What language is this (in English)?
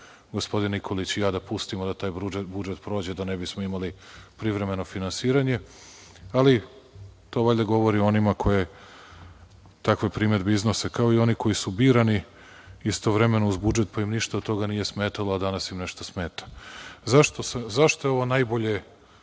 Serbian